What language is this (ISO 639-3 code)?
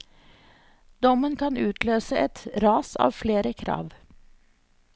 nor